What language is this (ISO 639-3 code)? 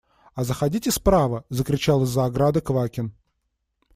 rus